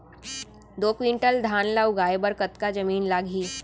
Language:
Chhattisgarhi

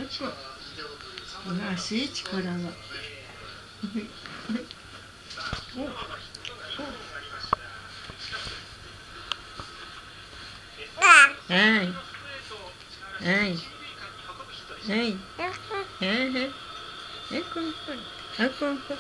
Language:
Japanese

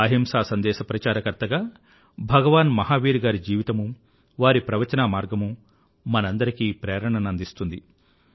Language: Telugu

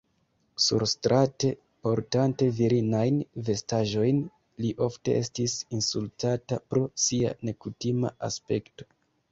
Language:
Esperanto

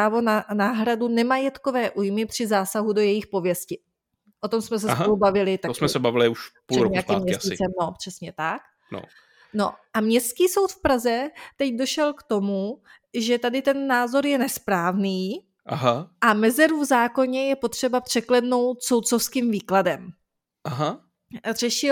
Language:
Czech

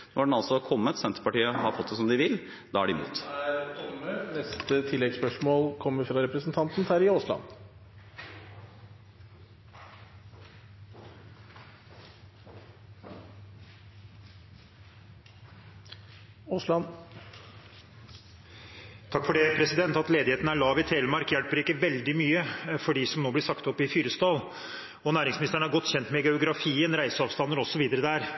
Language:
Norwegian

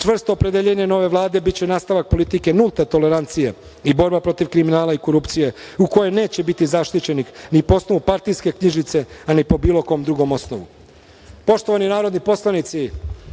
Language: Serbian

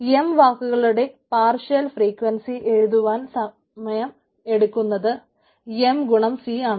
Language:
Malayalam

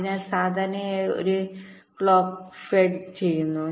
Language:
Malayalam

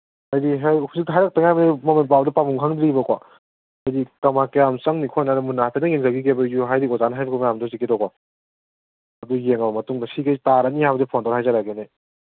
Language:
Manipuri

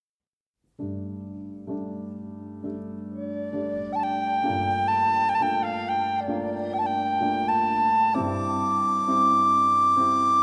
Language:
Slovak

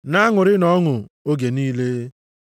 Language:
Igbo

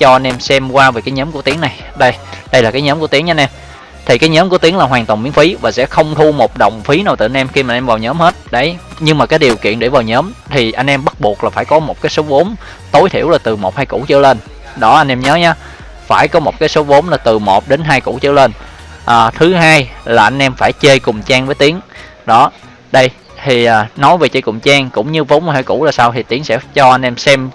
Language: Vietnamese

